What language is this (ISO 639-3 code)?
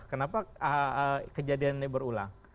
ind